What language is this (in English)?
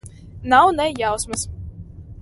Latvian